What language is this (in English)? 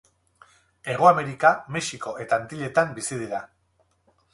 Basque